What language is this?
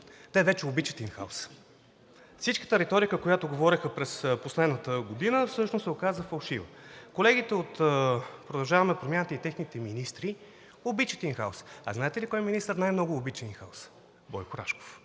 Bulgarian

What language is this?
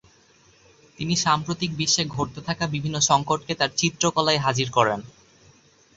Bangla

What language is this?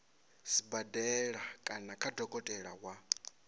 Venda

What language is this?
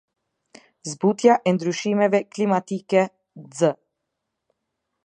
Albanian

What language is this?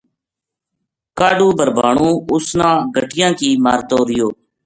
Gujari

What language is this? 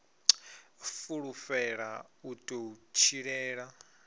Venda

